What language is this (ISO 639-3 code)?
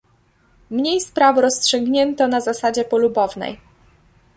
pol